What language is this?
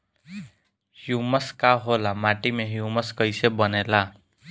Bhojpuri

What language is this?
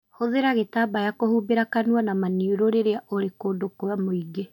Kikuyu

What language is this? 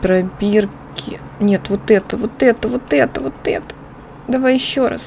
Russian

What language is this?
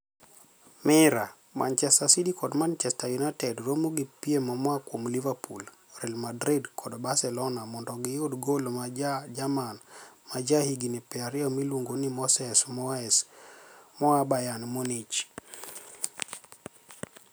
Luo (Kenya and Tanzania)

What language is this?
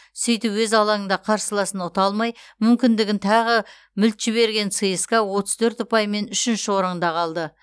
Kazakh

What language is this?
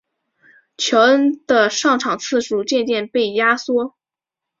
Chinese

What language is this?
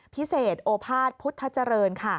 Thai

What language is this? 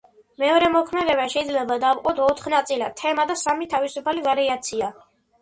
Georgian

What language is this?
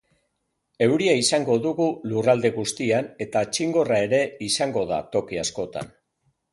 Basque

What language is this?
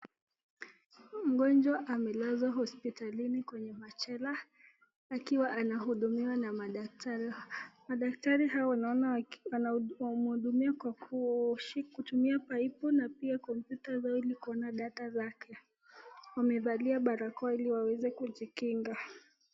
Swahili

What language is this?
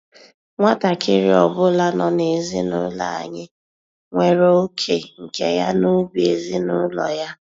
Igbo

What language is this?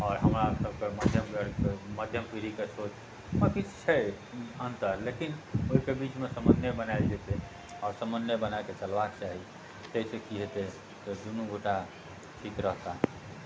Maithili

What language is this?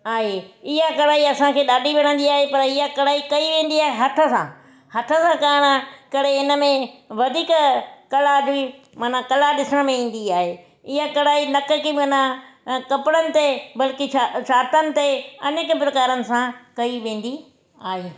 Sindhi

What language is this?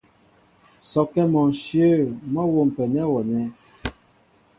Mbo (Cameroon)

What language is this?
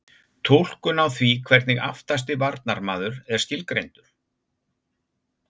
Icelandic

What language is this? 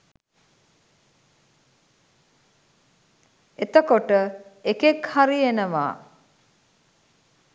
Sinhala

